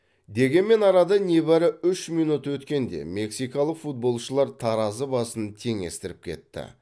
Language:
Kazakh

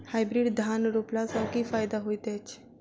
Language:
Maithili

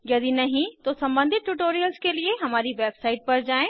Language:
Hindi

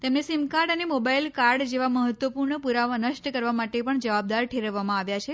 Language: Gujarati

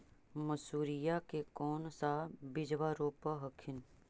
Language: Magahi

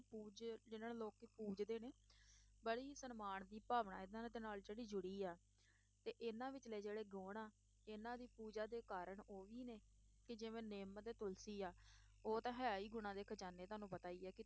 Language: Punjabi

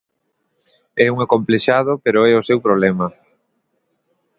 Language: Galician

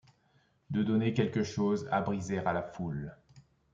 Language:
French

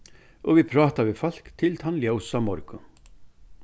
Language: Faroese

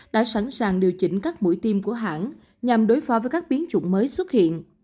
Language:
Vietnamese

